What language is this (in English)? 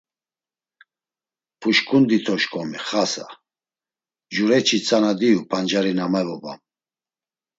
Laz